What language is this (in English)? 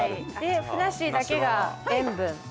Japanese